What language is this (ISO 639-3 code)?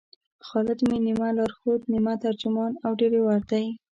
pus